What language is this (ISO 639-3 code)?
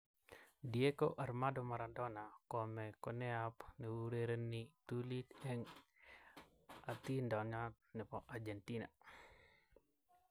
kln